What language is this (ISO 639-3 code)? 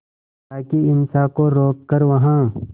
hin